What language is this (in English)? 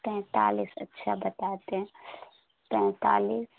Urdu